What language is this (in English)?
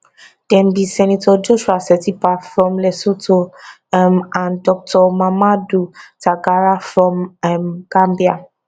Nigerian Pidgin